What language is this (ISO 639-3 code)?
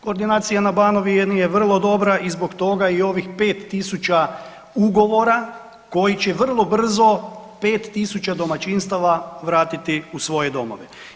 hrv